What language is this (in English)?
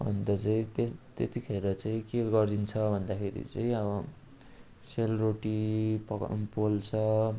Nepali